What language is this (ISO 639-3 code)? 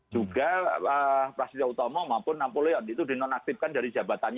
ind